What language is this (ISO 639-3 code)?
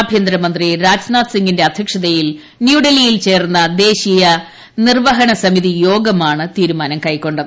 mal